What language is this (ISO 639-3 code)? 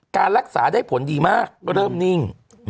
tha